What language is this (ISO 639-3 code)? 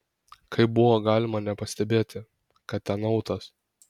lit